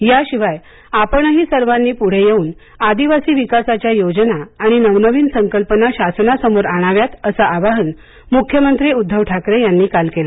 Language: Marathi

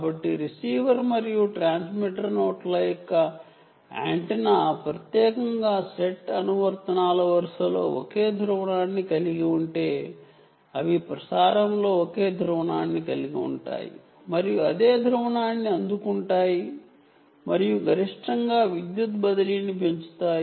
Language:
Telugu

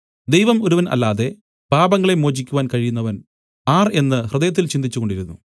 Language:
Malayalam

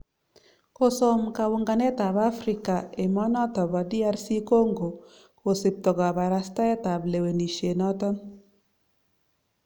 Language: Kalenjin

